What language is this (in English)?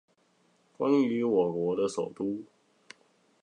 Chinese